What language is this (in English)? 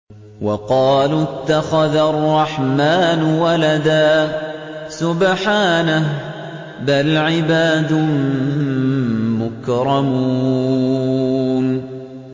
Arabic